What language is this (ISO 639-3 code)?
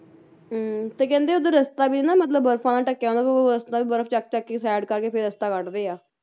pan